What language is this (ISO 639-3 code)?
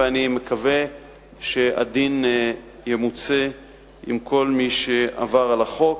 heb